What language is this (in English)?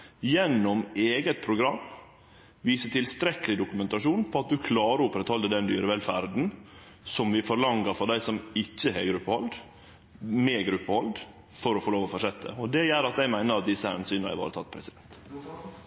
Norwegian Nynorsk